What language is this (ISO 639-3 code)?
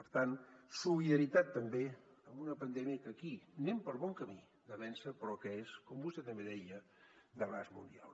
cat